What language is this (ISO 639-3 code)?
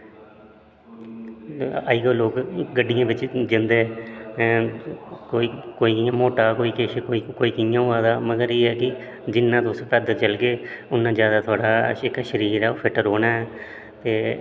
doi